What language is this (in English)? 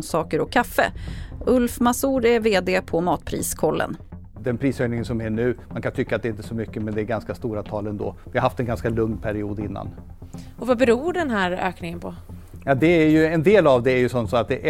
Swedish